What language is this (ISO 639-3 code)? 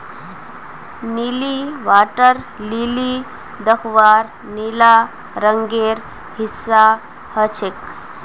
mag